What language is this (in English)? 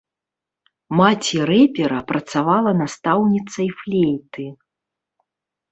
Belarusian